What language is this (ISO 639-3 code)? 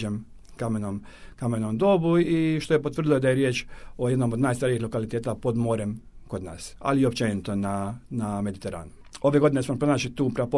hrv